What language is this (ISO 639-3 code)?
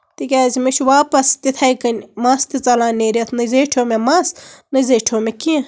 kas